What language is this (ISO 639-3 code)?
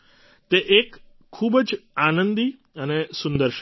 guj